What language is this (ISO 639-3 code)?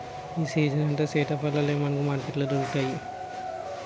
tel